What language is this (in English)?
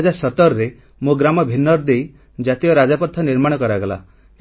Odia